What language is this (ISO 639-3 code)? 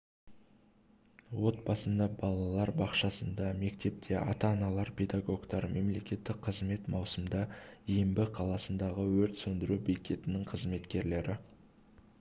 kaz